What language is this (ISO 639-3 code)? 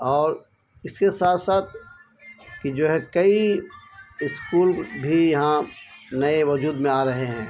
urd